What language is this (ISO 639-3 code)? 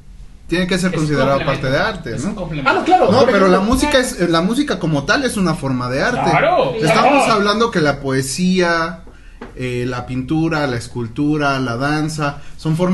spa